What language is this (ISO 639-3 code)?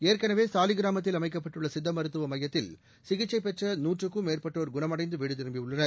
tam